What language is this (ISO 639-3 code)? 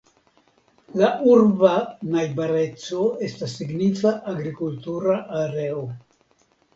epo